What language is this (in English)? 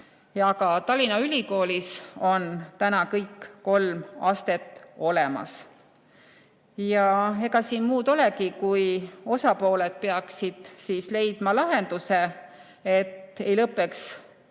Estonian